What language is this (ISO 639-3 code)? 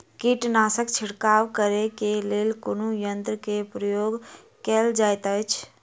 mai